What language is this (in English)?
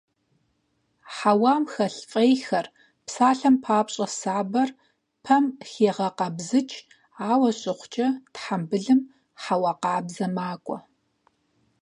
Kabardian